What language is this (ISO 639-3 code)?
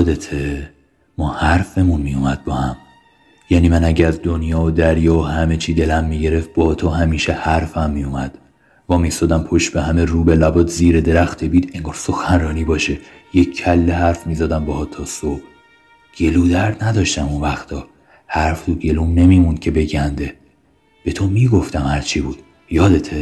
fas